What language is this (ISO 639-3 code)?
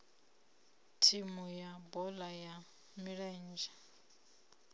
ven